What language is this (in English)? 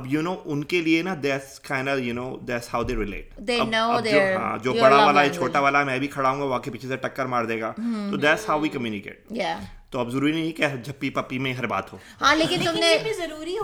Urdu